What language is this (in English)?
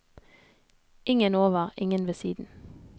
Norwegian